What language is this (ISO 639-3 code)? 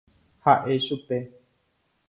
grn